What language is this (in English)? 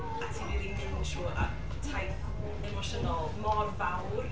Welsh